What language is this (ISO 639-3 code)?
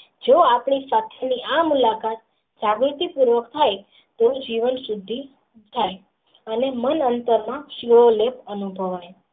guj